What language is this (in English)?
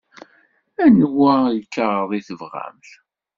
Kabyle